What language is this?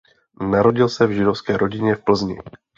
Czech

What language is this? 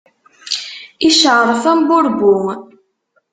Kabyle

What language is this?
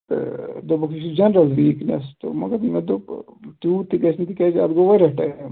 Kashmiri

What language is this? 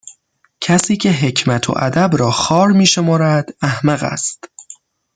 Persian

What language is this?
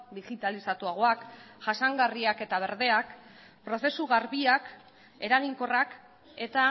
Basque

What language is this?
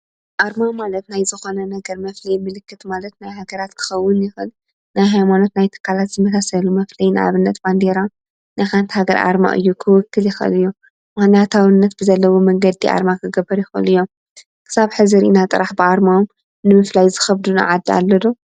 Tigrinya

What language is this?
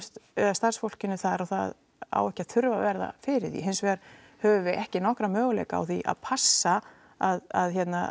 Icelandic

